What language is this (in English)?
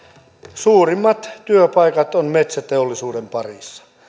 Finnish